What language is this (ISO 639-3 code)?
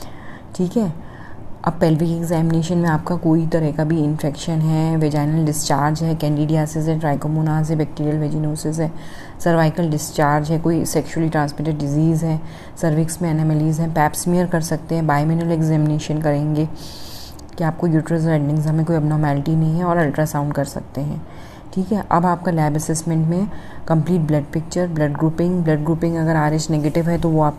hin